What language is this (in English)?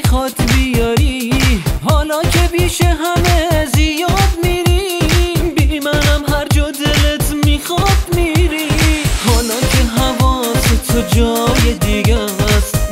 Persian